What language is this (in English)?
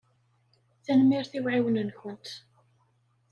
Kabyle